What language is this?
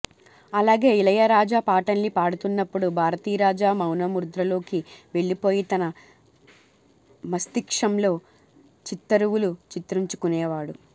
Telugu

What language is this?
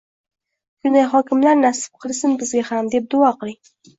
Uzbek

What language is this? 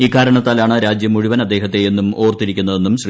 Malayalam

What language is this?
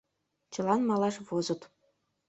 Mari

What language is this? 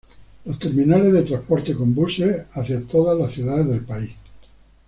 Spanish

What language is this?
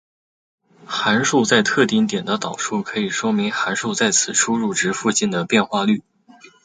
Chinese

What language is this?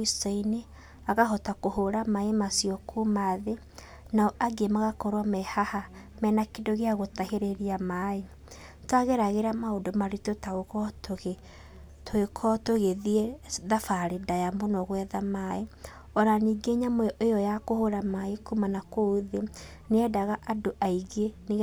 Kikuyu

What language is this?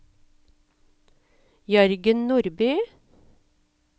Norwegian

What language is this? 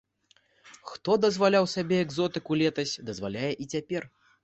Belarusian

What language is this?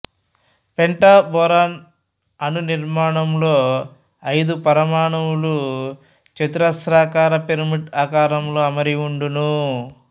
Telugu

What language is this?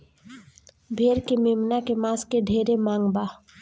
Bhojpuri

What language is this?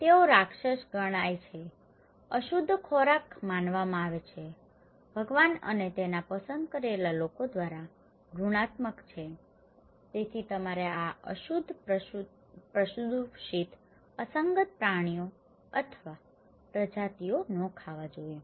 Gujarati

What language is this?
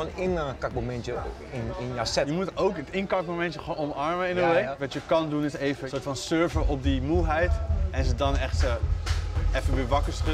Dutch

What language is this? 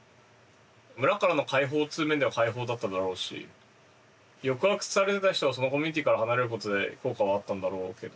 Japanese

